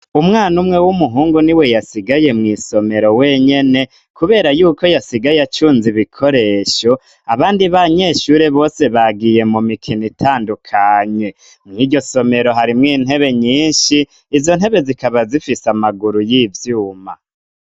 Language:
Rundi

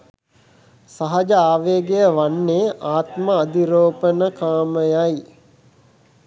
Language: Sinhala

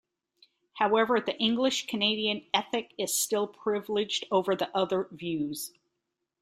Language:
English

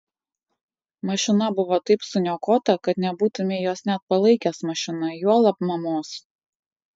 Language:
Lithuanian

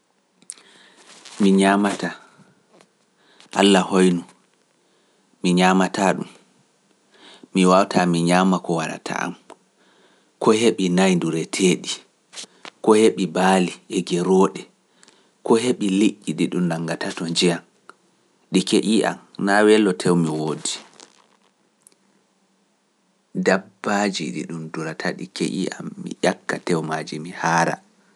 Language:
Pular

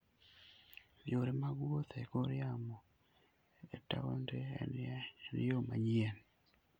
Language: Luo (Kenya and Tanzania)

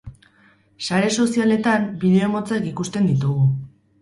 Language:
Basque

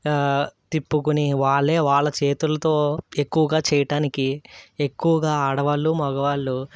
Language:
Telugu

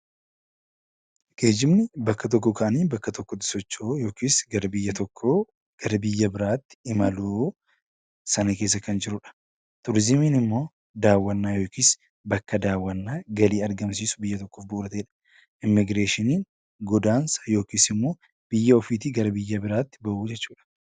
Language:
Oromo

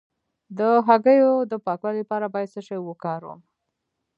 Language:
Pashto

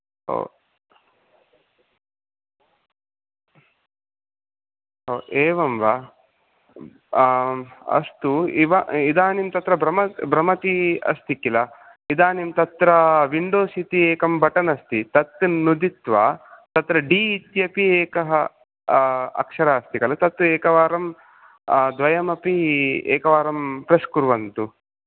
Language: Sanskrit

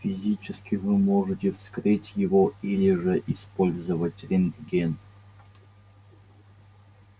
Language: Russian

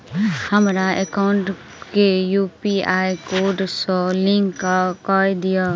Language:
Maithili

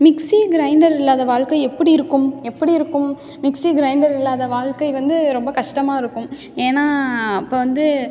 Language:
Tamil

